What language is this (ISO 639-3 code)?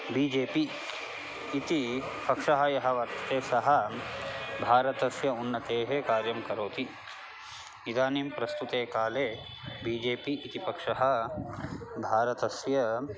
san